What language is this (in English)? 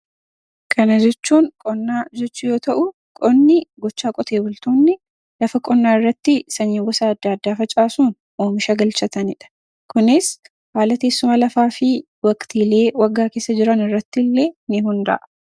Oromo